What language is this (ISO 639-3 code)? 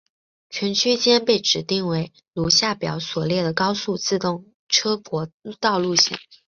zho